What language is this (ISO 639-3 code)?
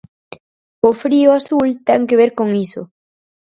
glg